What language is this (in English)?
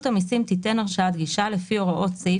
Hebrew